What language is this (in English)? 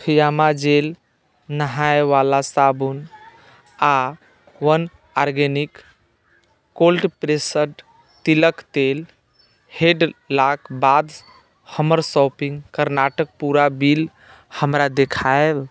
Maithili